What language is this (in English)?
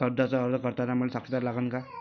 Marathi